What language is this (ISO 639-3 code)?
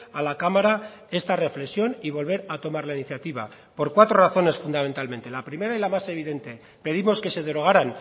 spa